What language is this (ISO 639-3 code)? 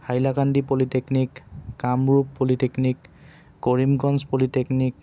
asm